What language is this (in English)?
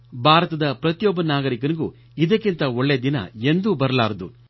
Kannada